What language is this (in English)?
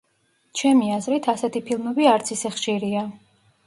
Georgian